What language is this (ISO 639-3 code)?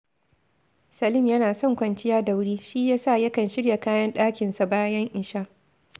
hau